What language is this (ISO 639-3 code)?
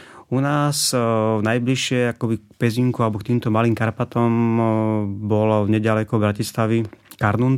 slk